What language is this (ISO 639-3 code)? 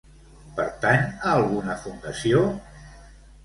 cat